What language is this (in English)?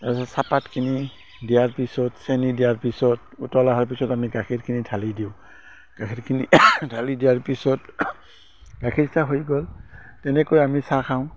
Assamese